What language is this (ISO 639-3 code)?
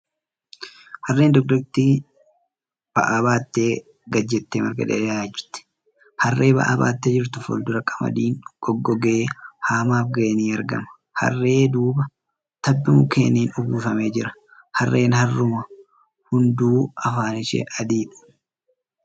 orm